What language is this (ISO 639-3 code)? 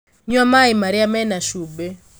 kik